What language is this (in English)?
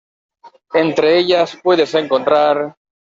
Spanish